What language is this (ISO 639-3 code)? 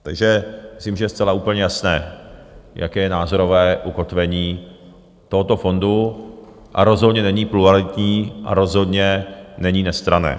ces